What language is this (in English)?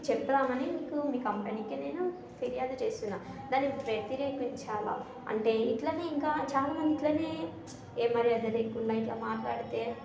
Telugu